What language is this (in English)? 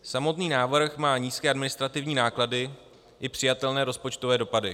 Czech